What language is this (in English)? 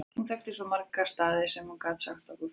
Icelandic